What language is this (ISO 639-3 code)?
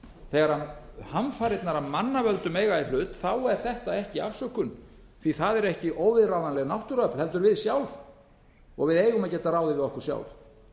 isl